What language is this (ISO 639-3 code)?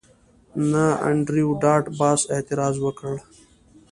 pus